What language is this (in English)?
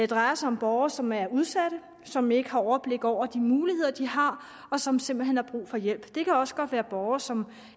Danish